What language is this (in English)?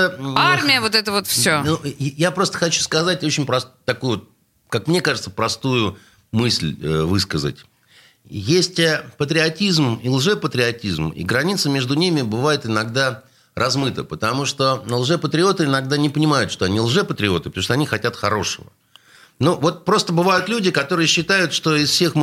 Russian